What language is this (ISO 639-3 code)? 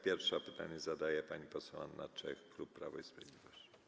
pol